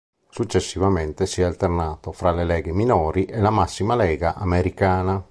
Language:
Italian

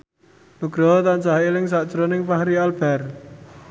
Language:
Javanese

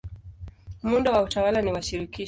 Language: Swahili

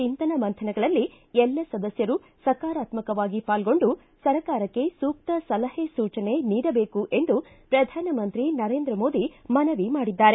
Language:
Kannada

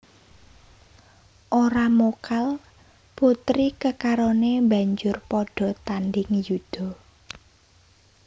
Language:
Javanese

